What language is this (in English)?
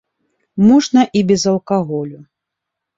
Belarusian